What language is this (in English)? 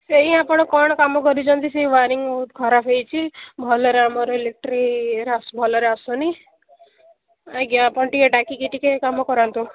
Odia